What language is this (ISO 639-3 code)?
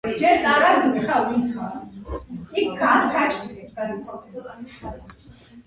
kat